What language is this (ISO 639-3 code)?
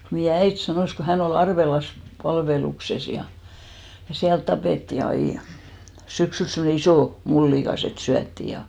fin